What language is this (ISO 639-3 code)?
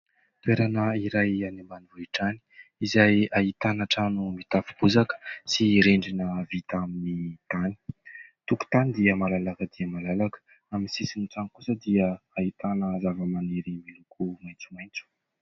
mlg